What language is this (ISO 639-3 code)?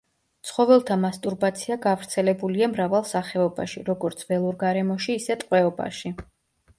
kat